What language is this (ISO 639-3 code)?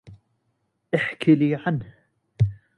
ara